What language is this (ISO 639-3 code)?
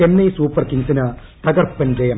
mal